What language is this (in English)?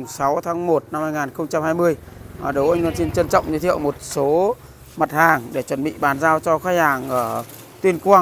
Vietnamese